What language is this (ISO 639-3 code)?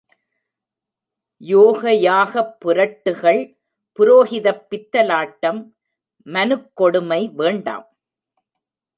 tam